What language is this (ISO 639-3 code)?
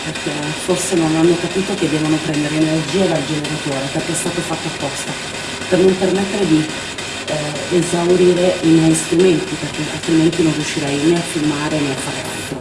ita